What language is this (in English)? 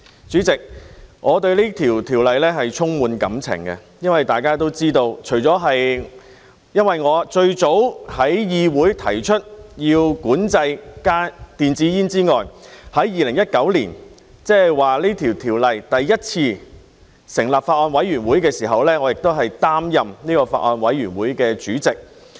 Cantonese